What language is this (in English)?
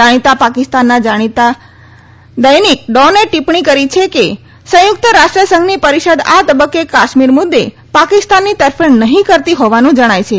Gujarati